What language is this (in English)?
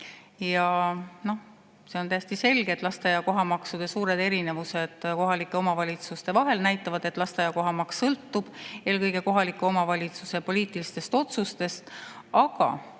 Estonian